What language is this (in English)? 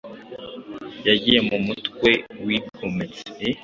Kinyarwanda